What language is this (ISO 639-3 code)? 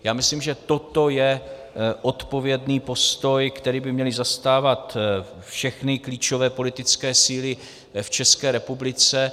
ces